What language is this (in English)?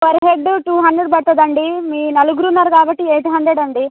Telugu